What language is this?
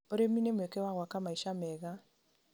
Kikuyu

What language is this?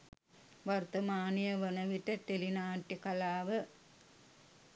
Sinhala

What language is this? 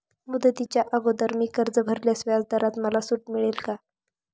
Marathi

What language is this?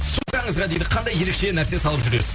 Kazakh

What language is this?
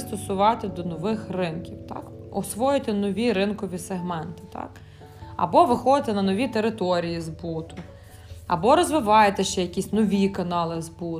Ukrainian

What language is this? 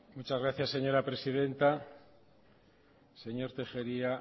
Spanish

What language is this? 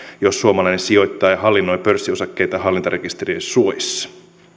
Finnish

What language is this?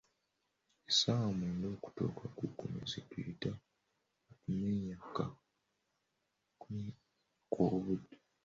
Ganda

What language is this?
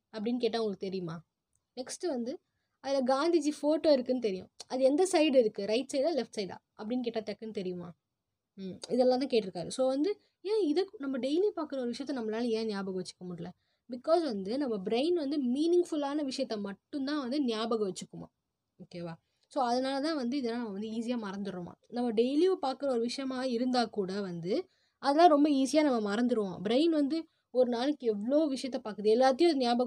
Tamil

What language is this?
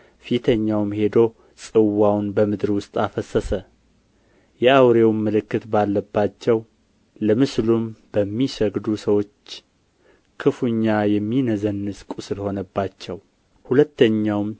Amharic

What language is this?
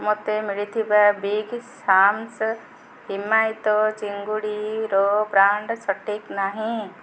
Odia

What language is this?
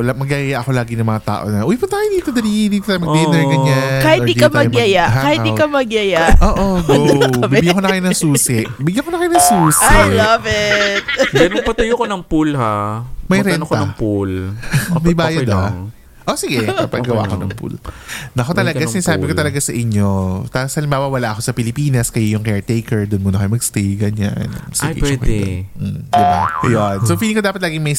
Filipino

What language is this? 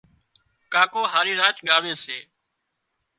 Wadiyara Koli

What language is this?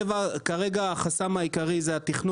Hebrew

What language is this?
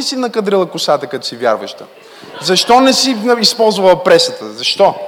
Bulgarian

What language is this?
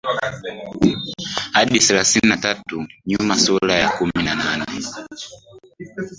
Swahili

